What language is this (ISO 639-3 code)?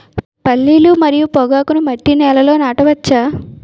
tel